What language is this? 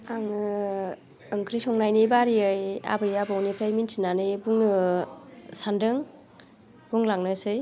Bodo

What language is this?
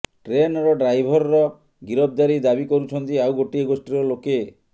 Odia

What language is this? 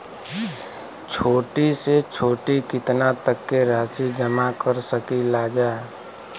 Bhojpuri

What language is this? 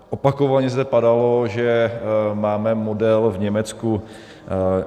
Czech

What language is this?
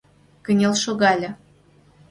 Mari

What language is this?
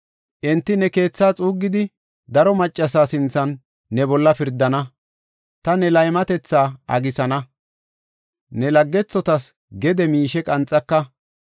Gofa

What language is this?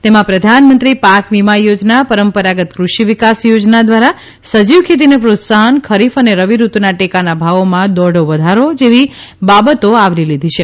Gujarati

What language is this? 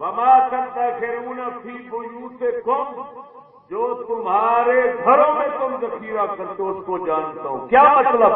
Urdu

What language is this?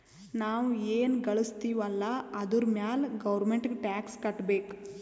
Kannada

